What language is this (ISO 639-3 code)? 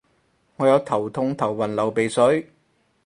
yue